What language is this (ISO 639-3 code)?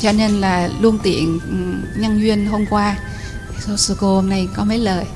vie